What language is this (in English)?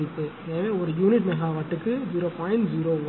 Tamil